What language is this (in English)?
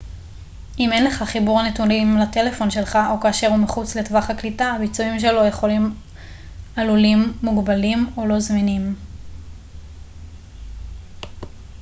Hebrew